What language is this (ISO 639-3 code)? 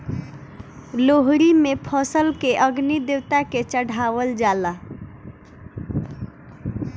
bho